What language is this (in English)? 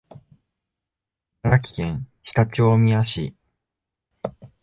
Japanese